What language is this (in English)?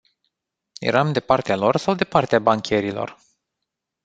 Romanian